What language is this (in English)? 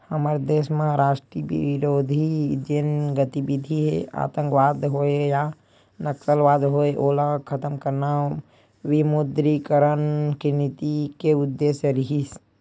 Chhattisgarhi